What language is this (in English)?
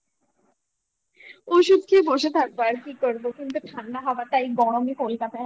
Bangla